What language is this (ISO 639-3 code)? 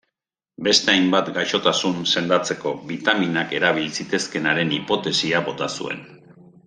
eus